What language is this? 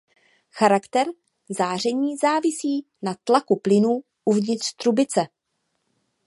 Czech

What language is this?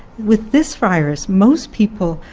English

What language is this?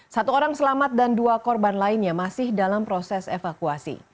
Indonesian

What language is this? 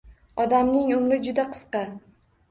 Uzbek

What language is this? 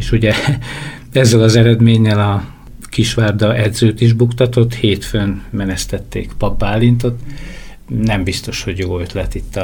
Hungarian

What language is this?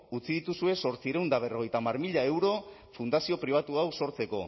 Basque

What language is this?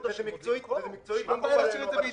Hebrew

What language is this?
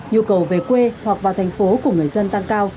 Vietnamese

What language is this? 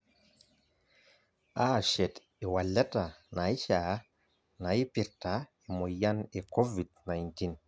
Masai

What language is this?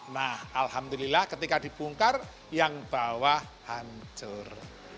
Indonesian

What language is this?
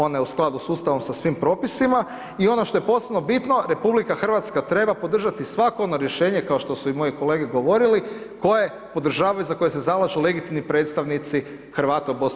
Croatian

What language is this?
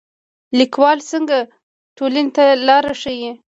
Pashto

